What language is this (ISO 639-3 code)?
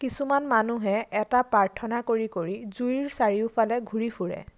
asm